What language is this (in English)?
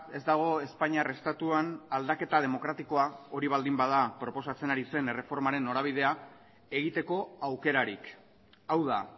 Basque